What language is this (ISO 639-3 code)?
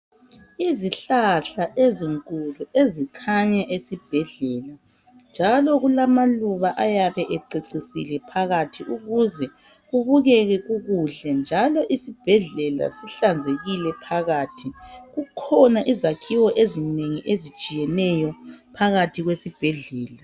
nde